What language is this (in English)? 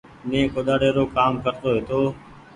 Goaria